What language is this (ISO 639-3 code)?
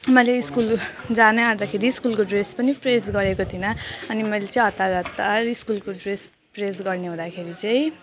nep